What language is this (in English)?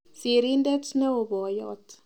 Kalenjin